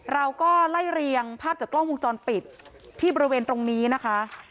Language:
Thai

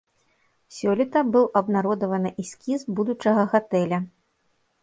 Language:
Belarusian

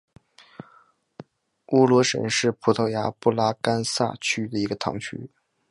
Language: Chinese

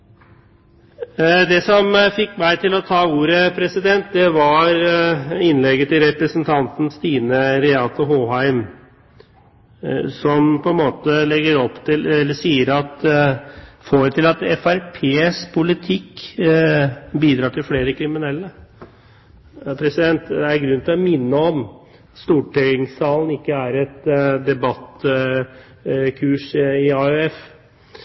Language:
Norwegian Bokmål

